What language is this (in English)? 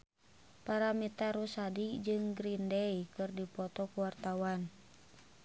Sundanese